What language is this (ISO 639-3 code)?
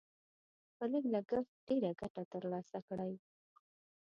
pus